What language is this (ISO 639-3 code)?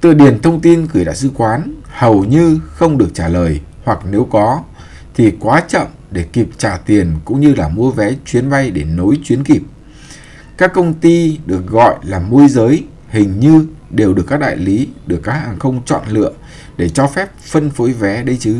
vie